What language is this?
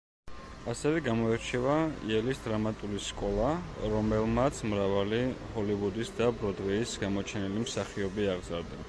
Georgian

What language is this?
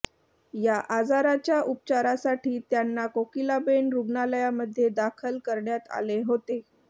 Marathi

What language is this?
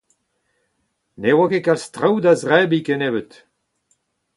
Breton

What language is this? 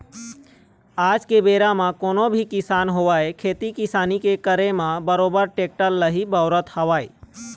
Chhattisgarhi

